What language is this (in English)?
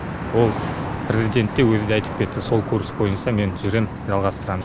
Kazakh